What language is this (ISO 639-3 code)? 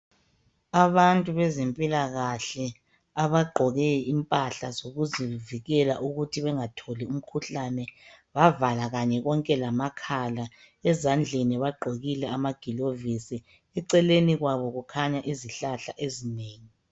nde